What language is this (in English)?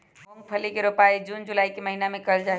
Magahi